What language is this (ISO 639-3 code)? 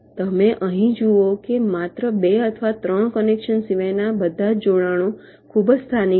guj